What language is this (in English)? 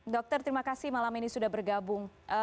Indonesian